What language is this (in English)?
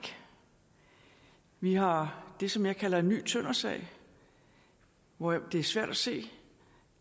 Danish